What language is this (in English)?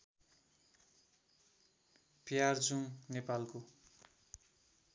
Nepali